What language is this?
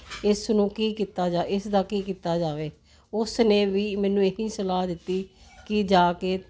Punjabi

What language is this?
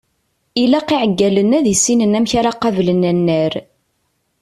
Kabyle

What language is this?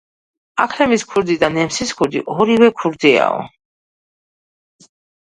Georgian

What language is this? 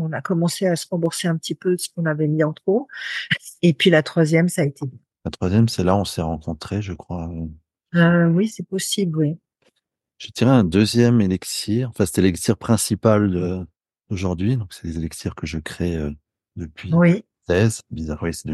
French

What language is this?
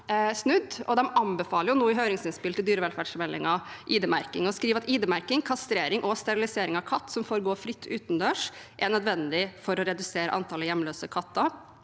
Norwegian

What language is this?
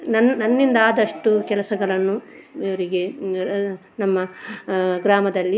Kannada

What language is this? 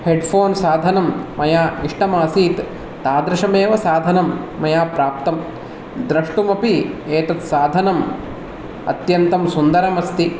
Sanskrit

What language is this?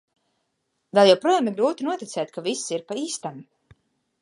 Latvian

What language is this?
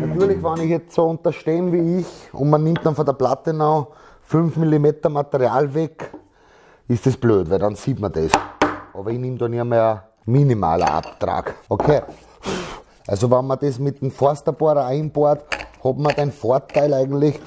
German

